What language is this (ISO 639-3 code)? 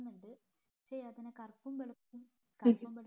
mal